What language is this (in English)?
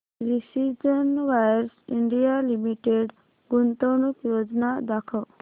Marathi